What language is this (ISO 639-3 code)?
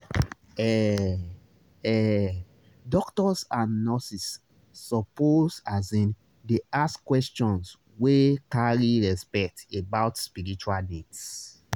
pcm